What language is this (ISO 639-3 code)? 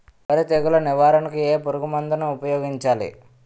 tel